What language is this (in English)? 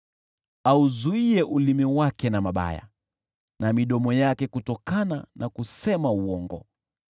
Swahili